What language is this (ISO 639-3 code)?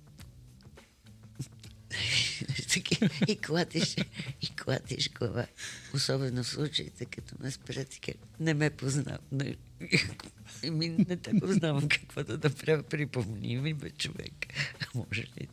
bul